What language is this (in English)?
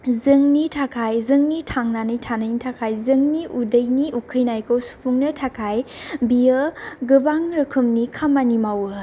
Bodo